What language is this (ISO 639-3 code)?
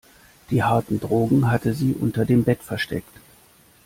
deu